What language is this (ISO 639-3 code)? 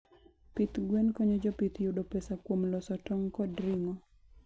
luo